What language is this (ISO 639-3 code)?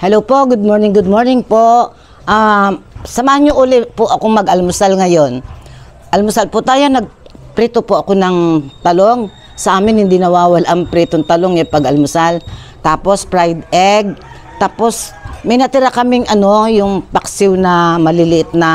fil